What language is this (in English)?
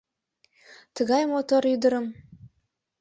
Mari